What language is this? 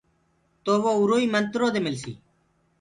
Gurgula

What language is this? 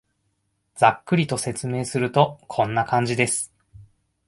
Japanese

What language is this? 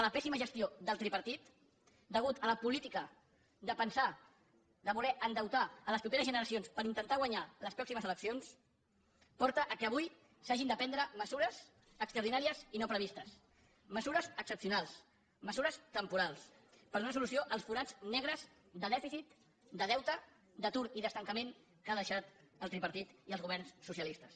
Catalan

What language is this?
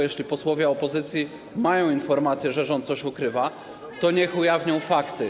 Polish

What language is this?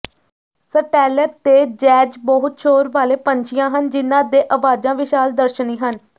Punjabi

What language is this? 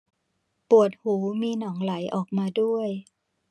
Thai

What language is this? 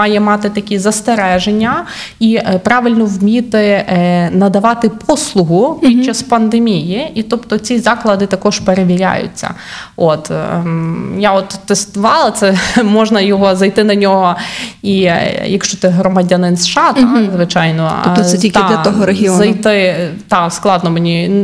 Ukrainian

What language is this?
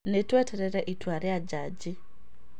Kikuyu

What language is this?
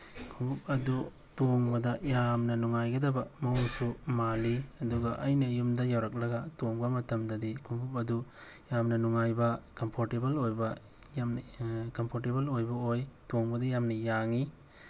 Manipuri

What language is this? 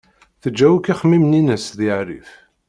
Kabyle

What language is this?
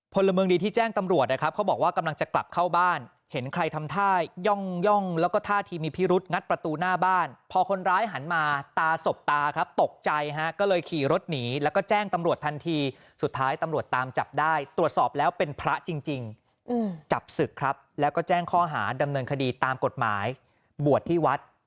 Thai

